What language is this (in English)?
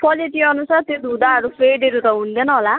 Nepali